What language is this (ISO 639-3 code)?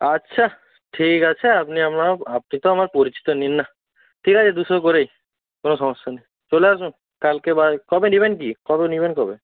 ben